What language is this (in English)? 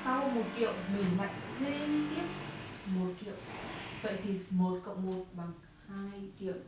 Vietnamese